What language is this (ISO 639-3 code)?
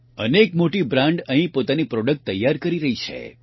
guj